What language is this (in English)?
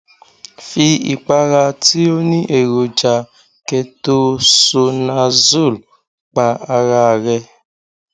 Yoruba